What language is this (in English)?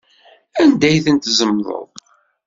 Kabyle